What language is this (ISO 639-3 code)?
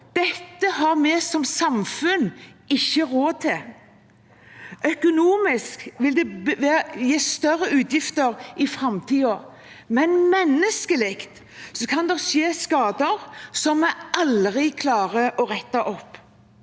nor